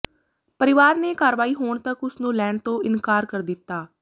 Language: Punjabi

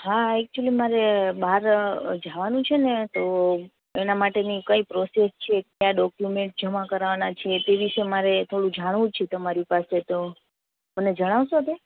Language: Gujarati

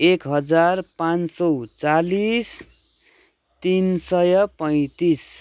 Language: Nepali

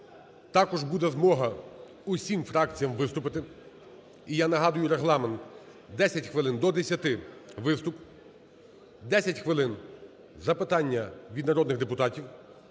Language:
Ukrainian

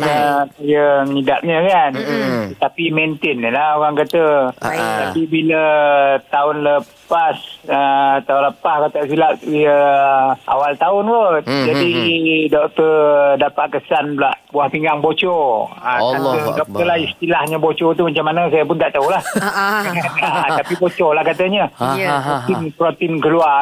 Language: Malay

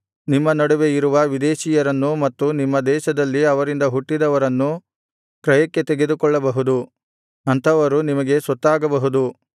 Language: Kannada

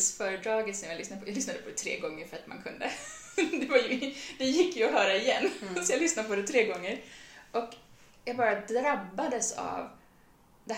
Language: Swedish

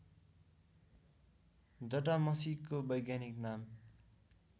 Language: Nepali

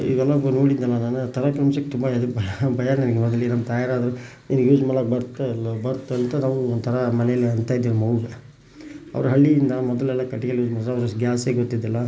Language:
Kannada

